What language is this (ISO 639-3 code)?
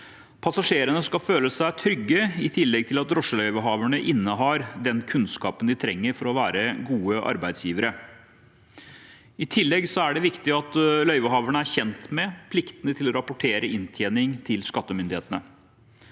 nor